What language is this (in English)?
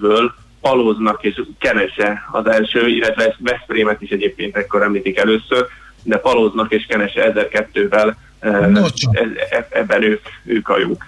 Hungarian